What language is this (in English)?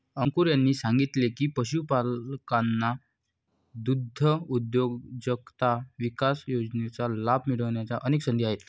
Marathi